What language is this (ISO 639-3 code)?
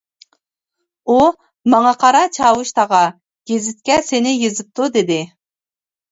uig